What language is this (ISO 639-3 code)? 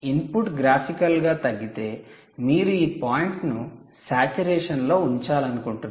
tel